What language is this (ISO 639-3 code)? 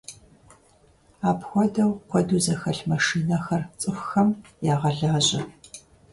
kbd